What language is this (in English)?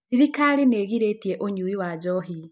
Kikuyu